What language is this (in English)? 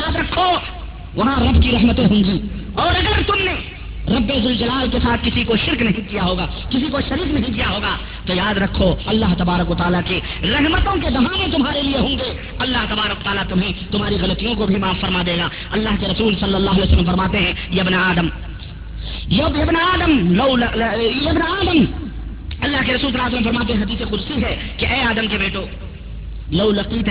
Urdu